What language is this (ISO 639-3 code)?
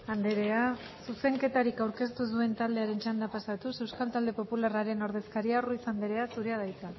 eus